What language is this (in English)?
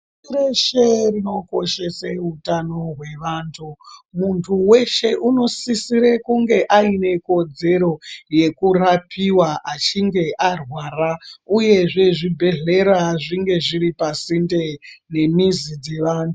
Ndau